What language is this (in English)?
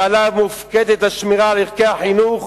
Hebrew